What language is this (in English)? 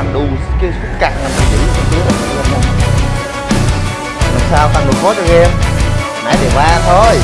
Vietnamese